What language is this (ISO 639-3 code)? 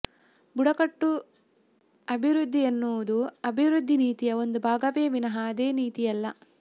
kan